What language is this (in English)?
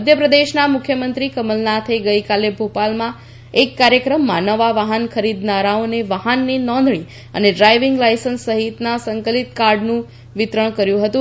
Gujarati